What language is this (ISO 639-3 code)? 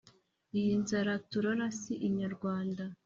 kin